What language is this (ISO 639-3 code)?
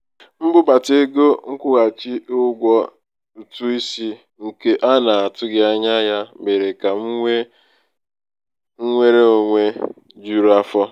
ibo